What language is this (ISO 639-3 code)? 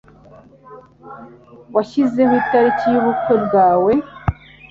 kin